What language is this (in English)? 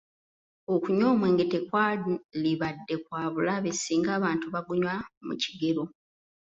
Ganda